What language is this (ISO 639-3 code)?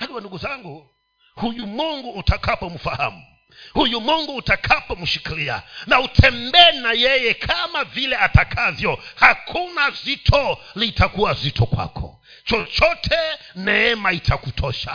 swa